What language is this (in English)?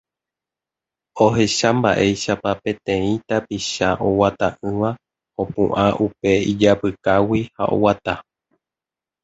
Guarani